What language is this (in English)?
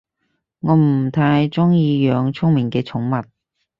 Cantonese